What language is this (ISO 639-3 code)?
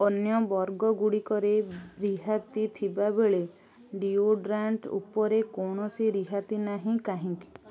ori